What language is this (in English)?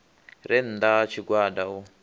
Venda